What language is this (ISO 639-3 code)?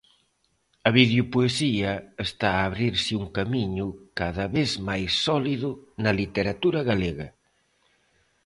glg